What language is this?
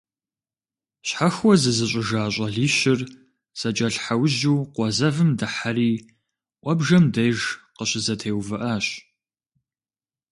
Kabardian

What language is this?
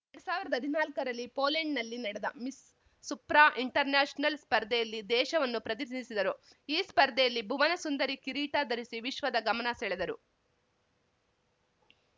Kannada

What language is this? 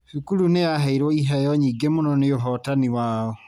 Kikuyu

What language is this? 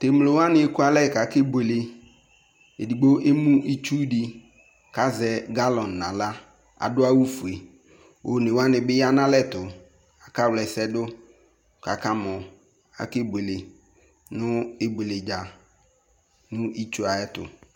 Ikposo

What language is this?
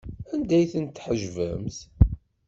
Kabyle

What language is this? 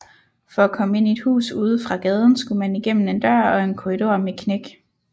Danish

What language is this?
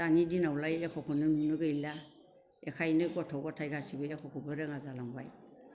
Bodo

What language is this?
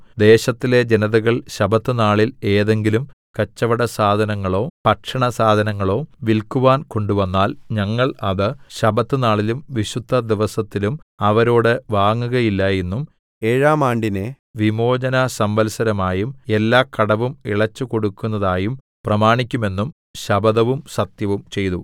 Malayalam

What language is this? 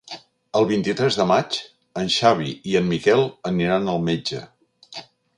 Catalan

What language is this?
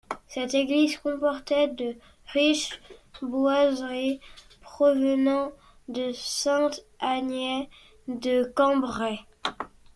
French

